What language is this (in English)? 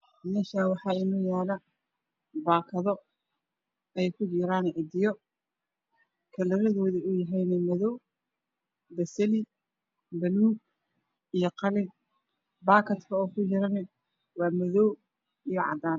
Somali